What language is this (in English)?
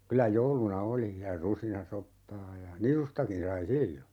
Finnish